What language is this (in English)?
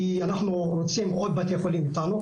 Hebrew